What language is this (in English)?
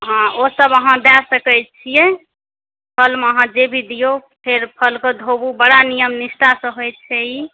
Maithili